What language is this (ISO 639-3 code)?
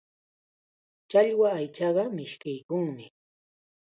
qxa